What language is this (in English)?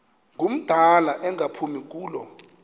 Xhosa